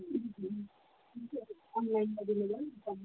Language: Nepali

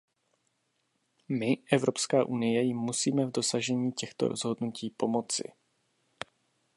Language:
Czech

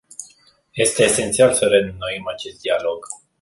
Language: Romanian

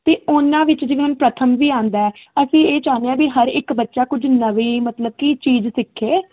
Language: Punjabi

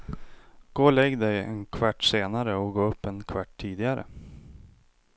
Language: Swedish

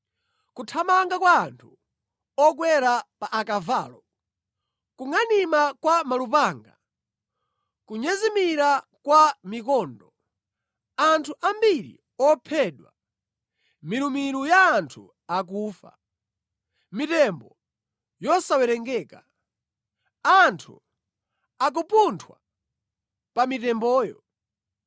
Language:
Nyanja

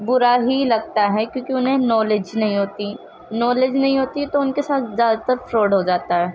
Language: Urdu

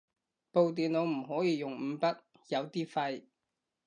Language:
Cantonese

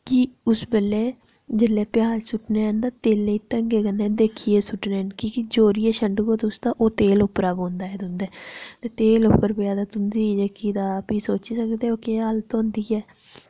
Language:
Dogri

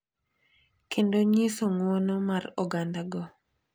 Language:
Luo (Kenya and Tanzania)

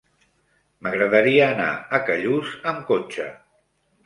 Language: Catalan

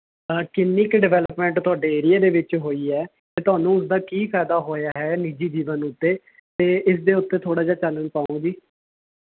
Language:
Punjabi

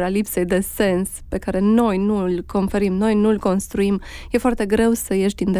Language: Romanian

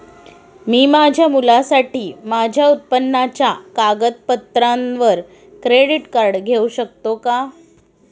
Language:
Marathi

